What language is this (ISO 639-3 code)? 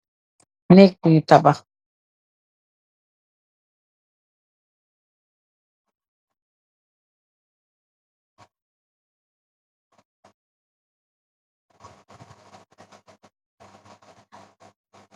wol